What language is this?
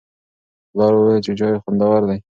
Pashto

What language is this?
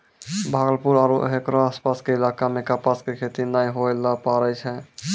Maithili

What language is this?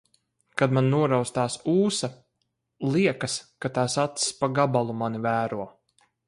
Latvian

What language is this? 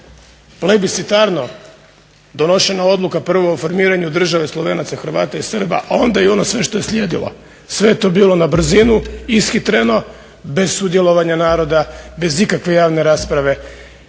Croatian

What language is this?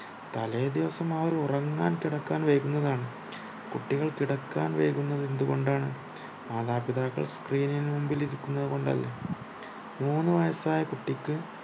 Malayalam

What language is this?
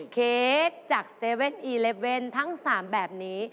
Thai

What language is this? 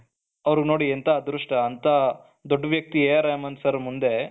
Kannada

